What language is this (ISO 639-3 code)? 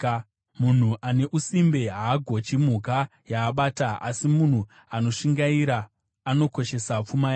sna